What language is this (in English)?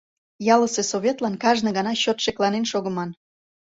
Mari